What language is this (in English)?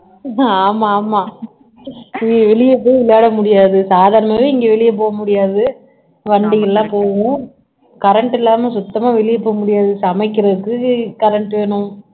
Tamil